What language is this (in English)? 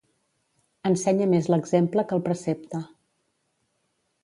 Catalan